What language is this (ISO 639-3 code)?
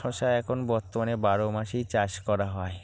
ben